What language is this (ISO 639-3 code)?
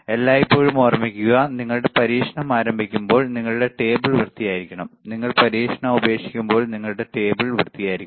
mal